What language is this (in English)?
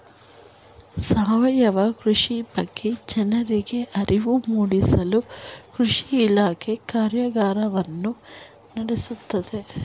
Kannada